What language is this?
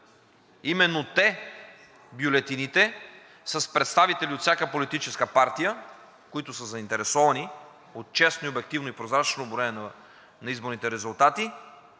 Bulgarian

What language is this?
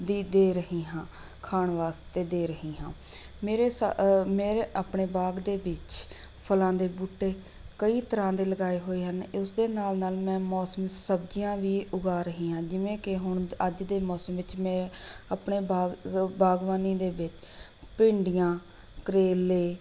Punjabi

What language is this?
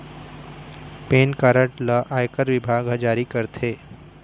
Chhattisgarhi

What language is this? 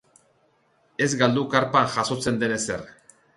Basque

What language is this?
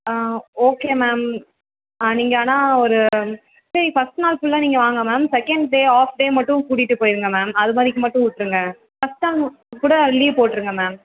Tamil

